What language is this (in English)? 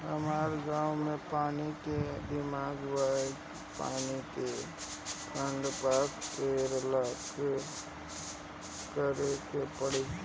Bhojpuri